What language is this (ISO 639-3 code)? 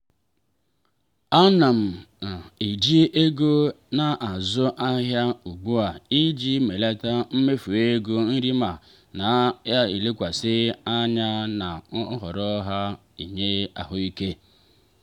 ibo